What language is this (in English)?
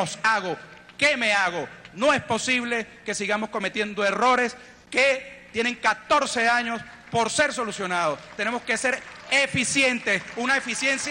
Spanish